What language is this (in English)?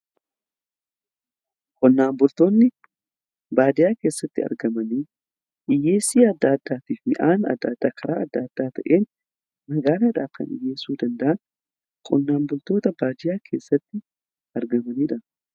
Oromo